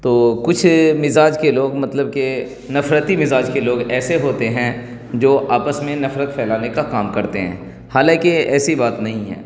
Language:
Urdu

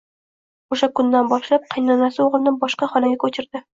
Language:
Uzbek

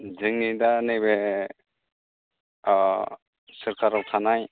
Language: Bodo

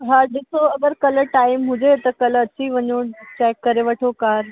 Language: Sindhi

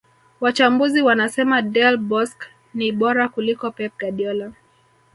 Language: Swahili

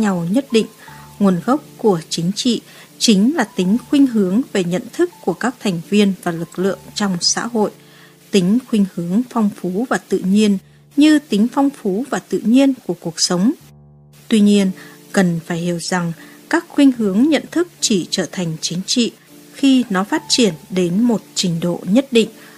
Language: Vietnamese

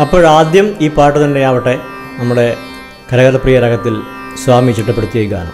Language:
Malayalam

